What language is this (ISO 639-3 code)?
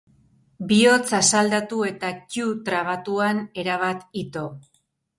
eus